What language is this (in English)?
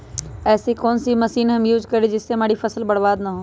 Magahi